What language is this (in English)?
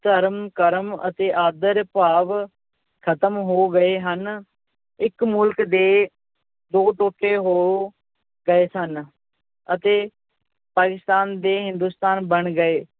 Punjabi